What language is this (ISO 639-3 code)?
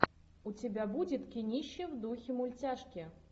rus